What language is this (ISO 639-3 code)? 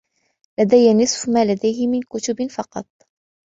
ara